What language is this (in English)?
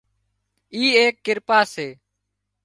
Wadiyara Koli